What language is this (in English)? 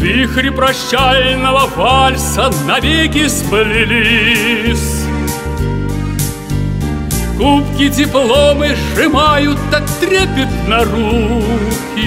Russian